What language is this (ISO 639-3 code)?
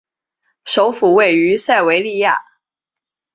zho